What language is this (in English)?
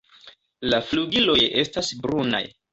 Esperanto